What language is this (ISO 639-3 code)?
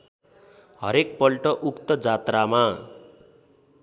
nep